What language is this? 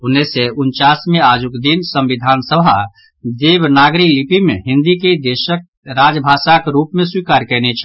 Maithili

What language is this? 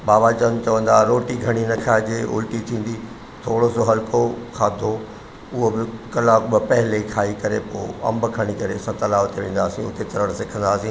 Sindhi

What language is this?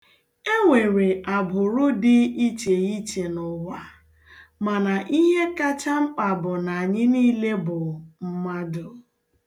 Igbo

